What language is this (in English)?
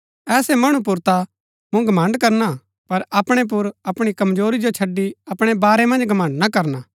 Gaddi